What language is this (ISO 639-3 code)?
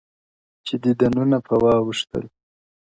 pus